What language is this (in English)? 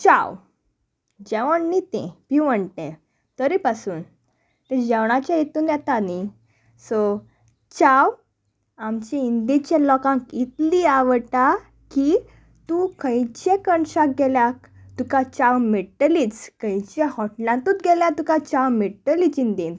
Konkani